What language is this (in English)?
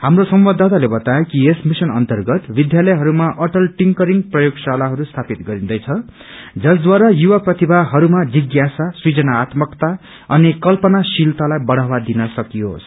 Nepali